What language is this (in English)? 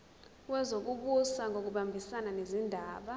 Zulu